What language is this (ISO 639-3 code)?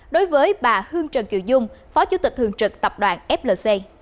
vie